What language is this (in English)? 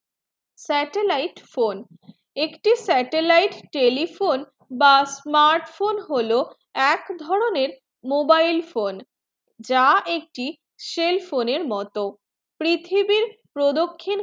Bangla